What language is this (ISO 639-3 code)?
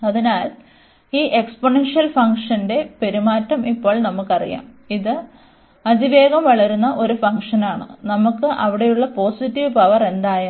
mal